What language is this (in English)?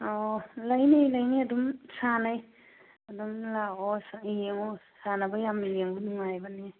Manipuri